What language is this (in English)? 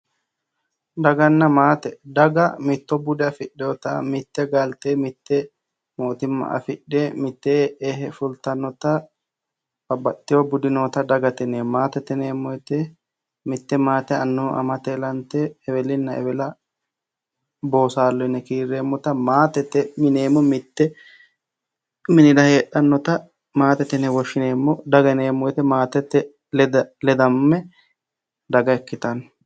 Sidamo